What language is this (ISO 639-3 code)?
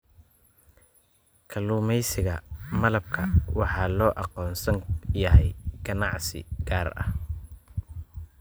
som